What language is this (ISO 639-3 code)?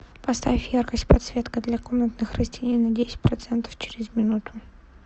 rus